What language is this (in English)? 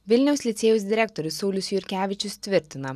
Lithuanian